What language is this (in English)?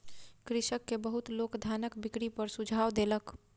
Maithili